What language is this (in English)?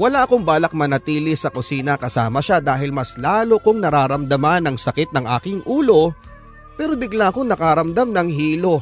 Filipino